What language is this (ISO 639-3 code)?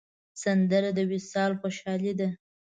pus